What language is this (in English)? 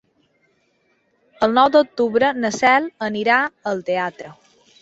Catalan